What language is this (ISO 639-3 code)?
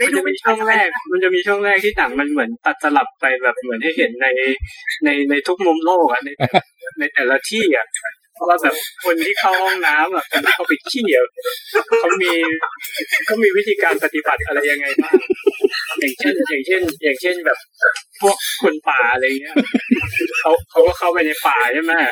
tha